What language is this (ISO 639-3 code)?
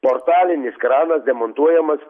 lit